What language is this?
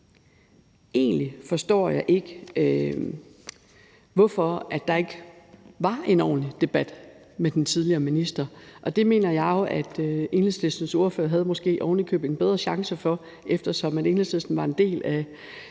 Danish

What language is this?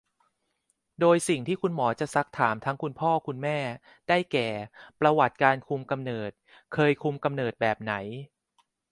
Thai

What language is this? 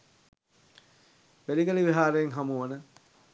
Sinhala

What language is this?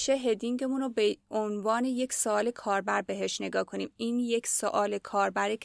Persian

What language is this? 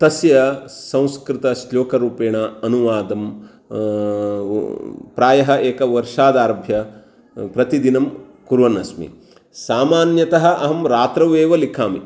Sanskrit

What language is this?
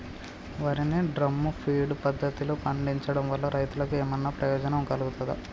Telugu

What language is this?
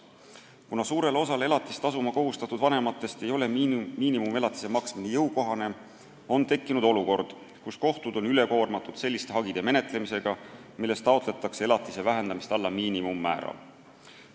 Estonian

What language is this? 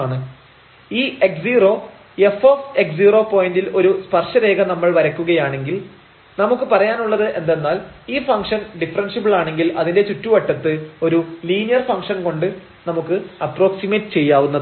Malayalam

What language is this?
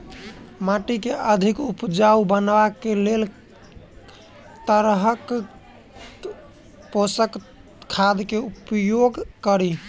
Maithili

